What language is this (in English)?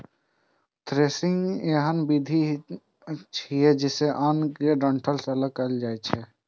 Maithili